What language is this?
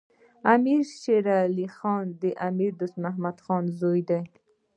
Pashto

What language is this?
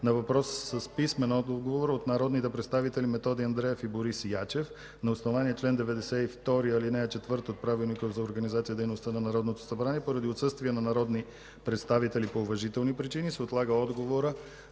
Bulgarian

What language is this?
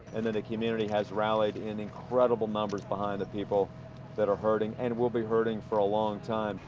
English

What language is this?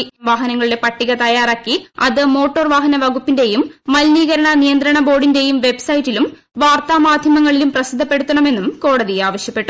Malayalam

